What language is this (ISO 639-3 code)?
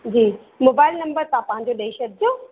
snd